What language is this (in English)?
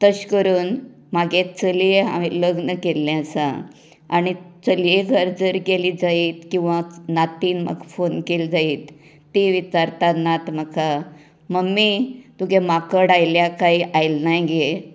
Konkani